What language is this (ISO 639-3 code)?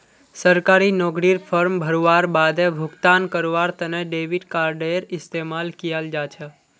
mag